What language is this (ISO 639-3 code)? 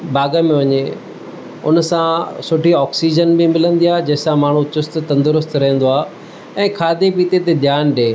snd